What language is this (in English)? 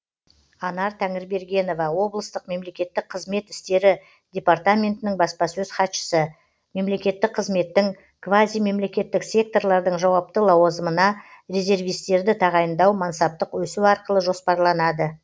Kazakh